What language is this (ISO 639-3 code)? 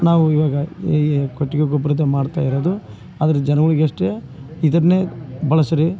kan